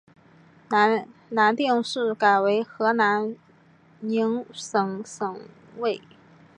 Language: Chinese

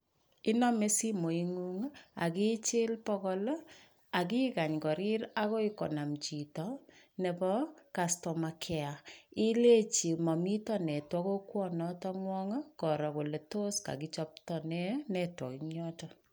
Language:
Kalenjin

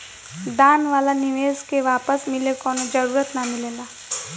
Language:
Bhojpuri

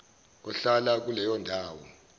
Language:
Zulu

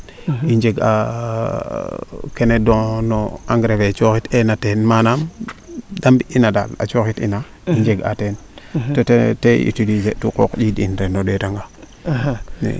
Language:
Serer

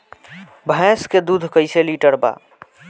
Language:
Bhojpuri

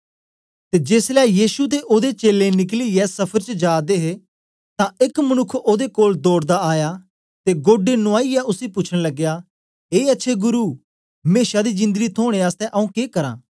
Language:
Dogri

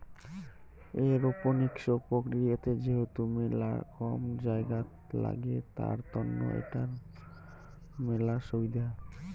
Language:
Bangla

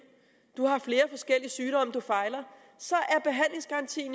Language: Danish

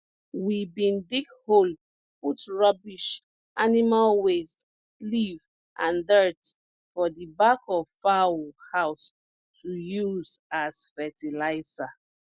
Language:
Nigerian Pidgin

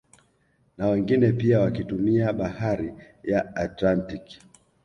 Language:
Swahili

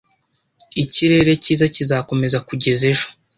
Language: Kinyarwanda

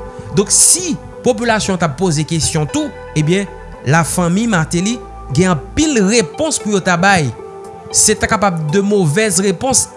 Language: French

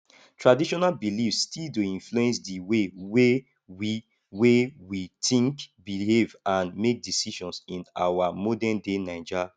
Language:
Nigerian Pidgin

